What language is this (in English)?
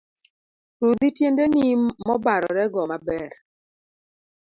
Luo (Kenya and Tanzania)